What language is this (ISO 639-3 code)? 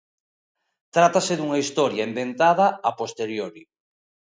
glg